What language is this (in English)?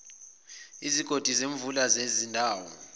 Zulu